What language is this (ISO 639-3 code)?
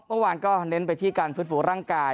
tha